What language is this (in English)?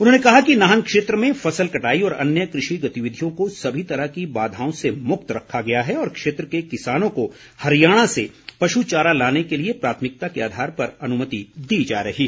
Hindi